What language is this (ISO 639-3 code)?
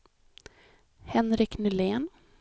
swe